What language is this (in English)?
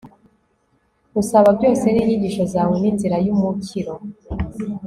Kinyarwanda